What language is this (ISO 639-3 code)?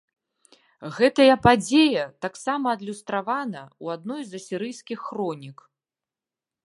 bel